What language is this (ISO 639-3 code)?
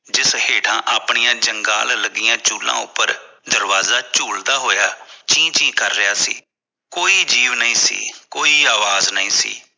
pan